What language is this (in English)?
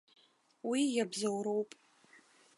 Abkhazian